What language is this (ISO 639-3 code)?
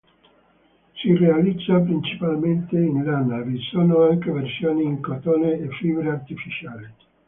ita